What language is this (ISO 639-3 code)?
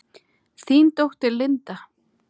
isl